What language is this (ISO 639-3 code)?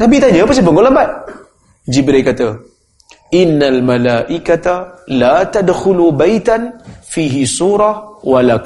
msa